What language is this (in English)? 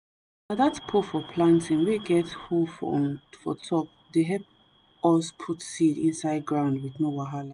Nigerian Pidgin